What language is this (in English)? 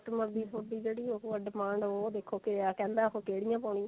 Punjabi